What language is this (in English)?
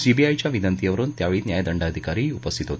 Marathi